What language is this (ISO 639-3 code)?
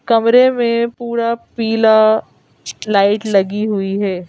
hin